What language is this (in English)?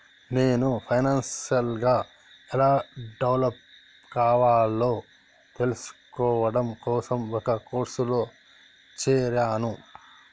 Telugu